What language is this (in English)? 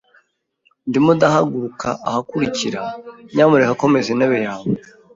Kinyarwanda